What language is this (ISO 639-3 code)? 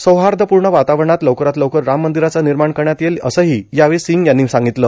mar